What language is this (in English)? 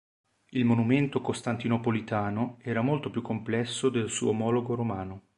Italian